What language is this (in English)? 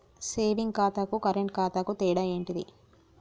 Telugu